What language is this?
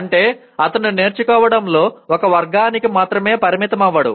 Telugu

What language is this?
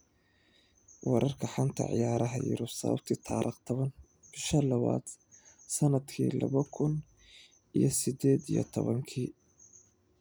Somali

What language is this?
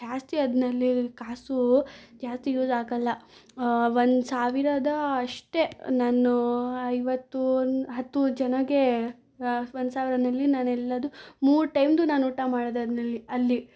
Kannada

